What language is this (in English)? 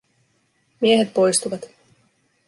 Finnish